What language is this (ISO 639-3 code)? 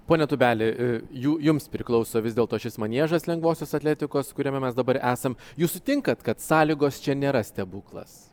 lit